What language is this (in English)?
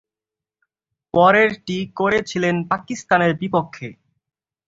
Bangla